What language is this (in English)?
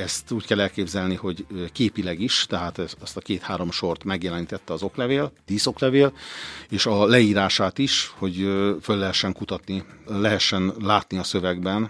Hungarian